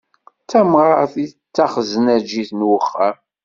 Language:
Kabyle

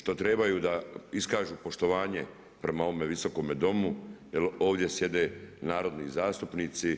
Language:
Croatian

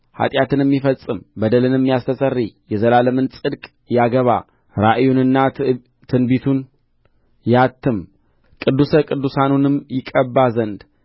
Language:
Amharic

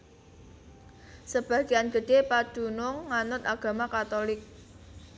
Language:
Javanese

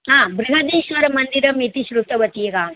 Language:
Sanskrit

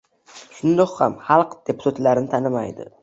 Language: Uzbek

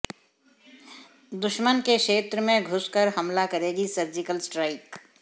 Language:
Hindi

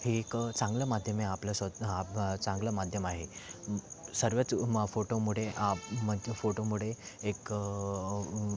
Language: Marathi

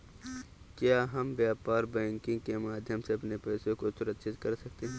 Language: Hindi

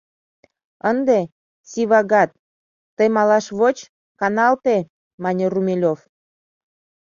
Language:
Mari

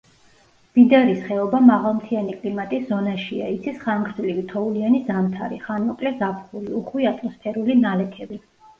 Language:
Georgian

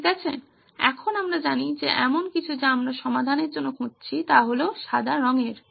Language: Bangla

